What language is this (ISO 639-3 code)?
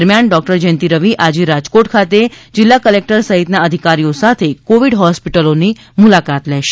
guj